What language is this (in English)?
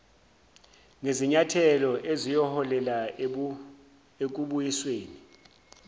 Zulu